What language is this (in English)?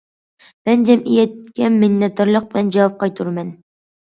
Uyghur